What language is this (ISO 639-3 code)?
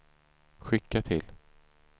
swe